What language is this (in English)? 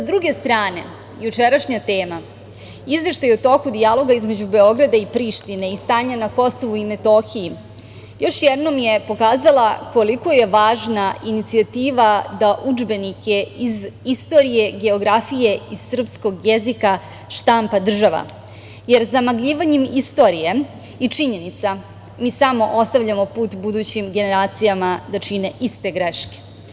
Serbian